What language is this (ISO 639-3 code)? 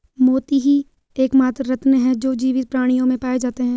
hin